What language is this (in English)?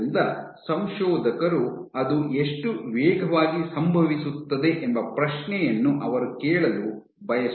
Kannada